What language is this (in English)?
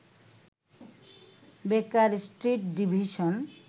Bangla